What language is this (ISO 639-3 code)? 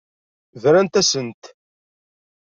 kab